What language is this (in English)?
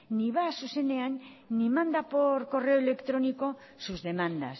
Spanish